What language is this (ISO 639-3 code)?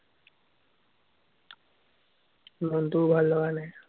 asm